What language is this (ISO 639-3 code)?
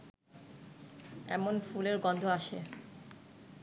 ben